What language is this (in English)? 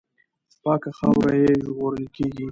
Pashto